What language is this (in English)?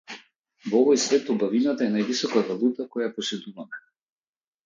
Macedonian